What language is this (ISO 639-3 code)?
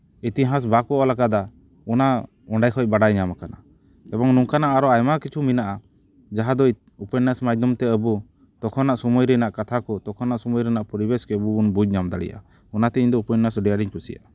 sat